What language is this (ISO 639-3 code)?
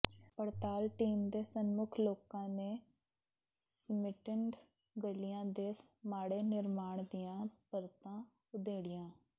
pan